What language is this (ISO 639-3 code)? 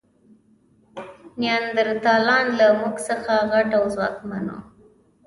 pus